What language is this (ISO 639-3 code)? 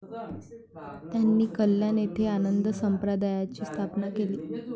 mar